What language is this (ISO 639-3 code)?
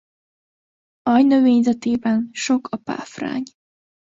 hun